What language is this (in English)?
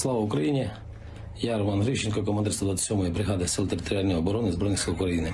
Ukrainian